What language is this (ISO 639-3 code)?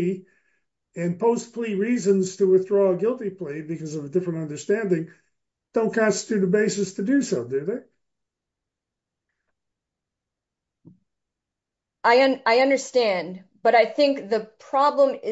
eng